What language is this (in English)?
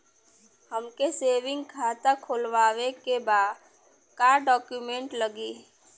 Bhojpuri